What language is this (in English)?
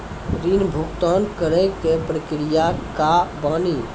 Maithili